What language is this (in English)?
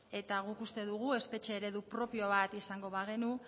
Basque